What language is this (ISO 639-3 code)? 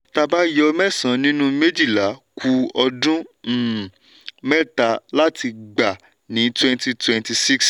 yor